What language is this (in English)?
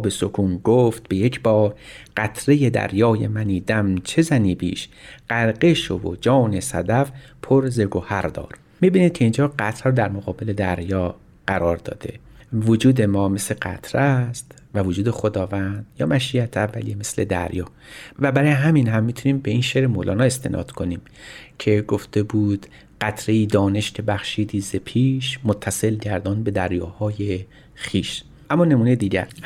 Persian